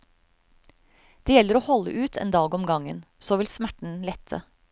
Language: Norwegian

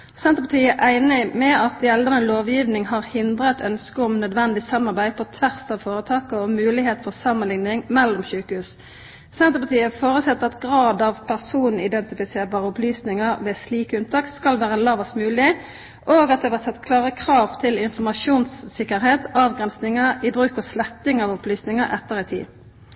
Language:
Norwegian Nynorsk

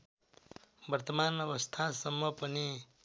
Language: Nepali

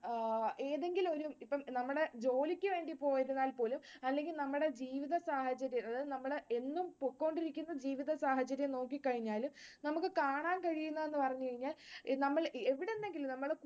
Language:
Malayalam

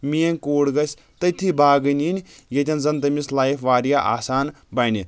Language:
Kashmiri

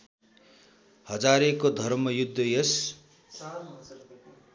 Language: Nepali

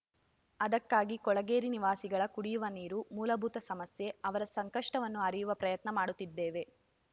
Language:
Kannada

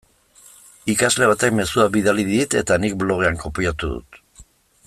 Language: Basque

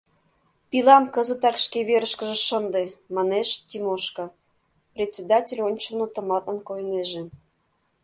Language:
Mari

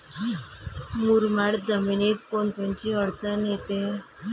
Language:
Marathi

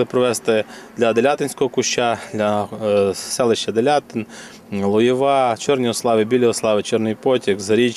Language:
Ukrainian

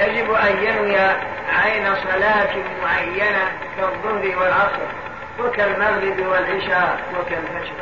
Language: Arabic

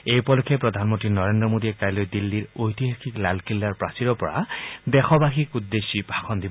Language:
Assamese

